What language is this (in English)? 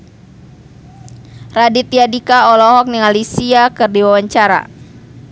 Sundanese